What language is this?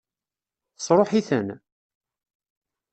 Kabyle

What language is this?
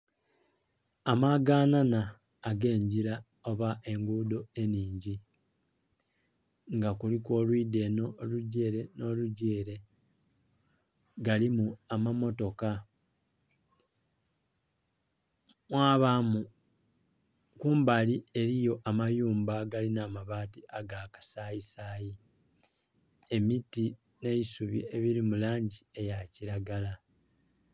Soga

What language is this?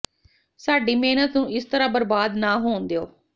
Punjabi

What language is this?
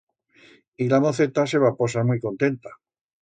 Aragonese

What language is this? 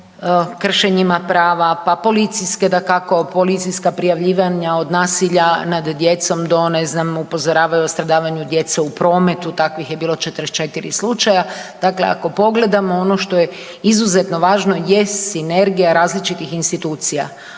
Croatian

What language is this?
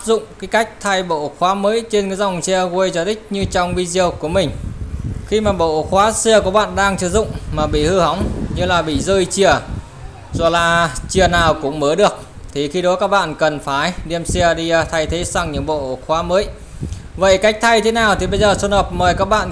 Vietnamese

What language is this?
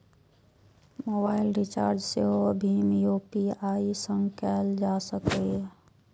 Maithili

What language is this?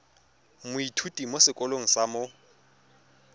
Tswana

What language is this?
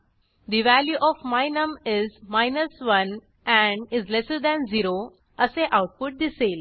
Marathi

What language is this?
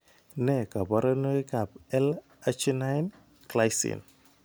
Kalenjin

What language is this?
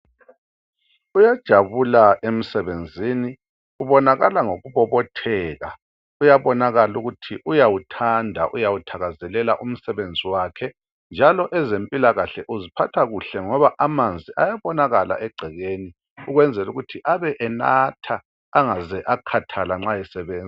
North Ndebele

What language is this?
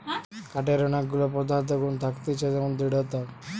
Bangla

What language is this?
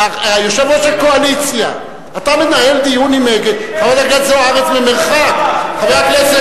Hebrew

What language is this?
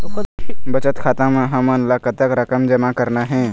Chhattisgarhi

